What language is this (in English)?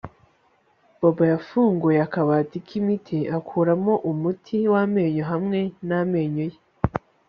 Kinyarwanda